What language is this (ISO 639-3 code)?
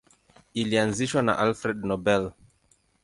swa